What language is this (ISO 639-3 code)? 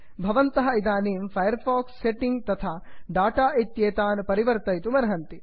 san